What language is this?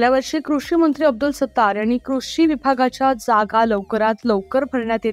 Romanian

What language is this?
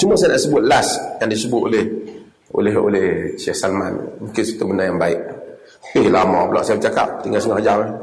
Malay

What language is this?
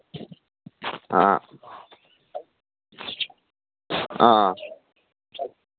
Manipuri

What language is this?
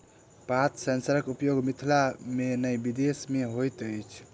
Maithili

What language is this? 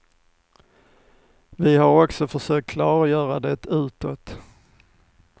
Swedish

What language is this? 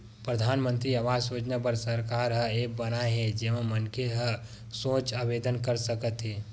Chhattisgarhi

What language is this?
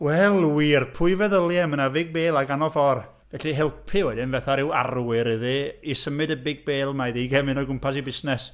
Welsh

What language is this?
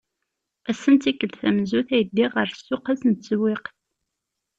Kabyle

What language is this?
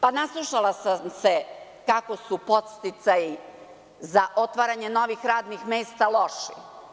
Serbian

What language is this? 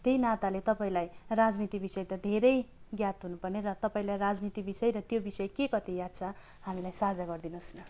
Nepali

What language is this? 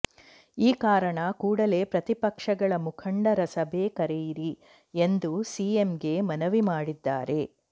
Kannada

